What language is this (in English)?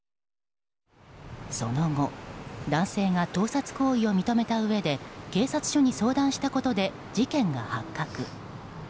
Japanese